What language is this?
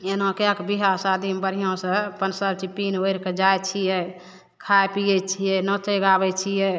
Maithili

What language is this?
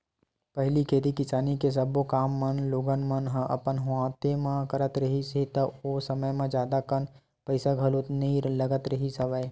Chhattisgarhi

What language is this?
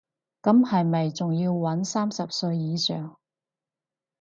Cantonese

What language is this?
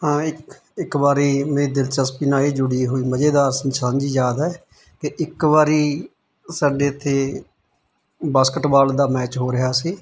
Punjabi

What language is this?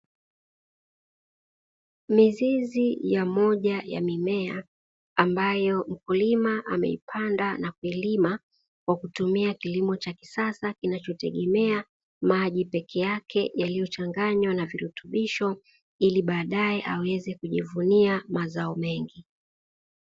Swahili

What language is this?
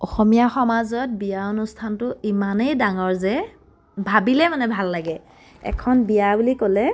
Assamese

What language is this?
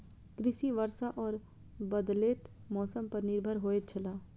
Maithili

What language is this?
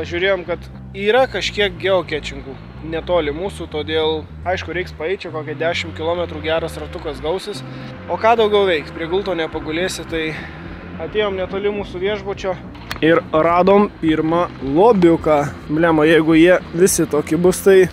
Lithuanian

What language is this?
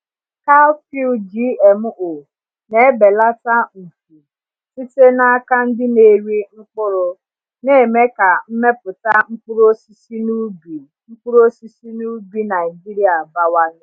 Igbo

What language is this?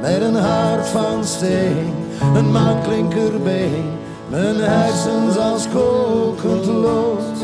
Dutch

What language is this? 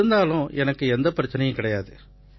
Tamil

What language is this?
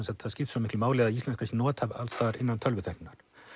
Icelandic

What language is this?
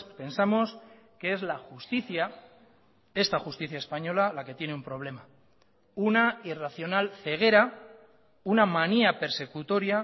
Spanish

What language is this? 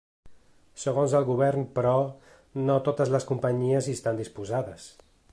Catalan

